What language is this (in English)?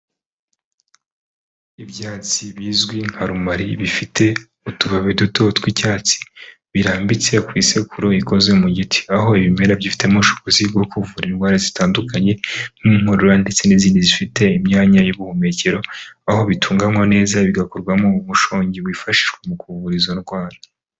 Kinyarwanda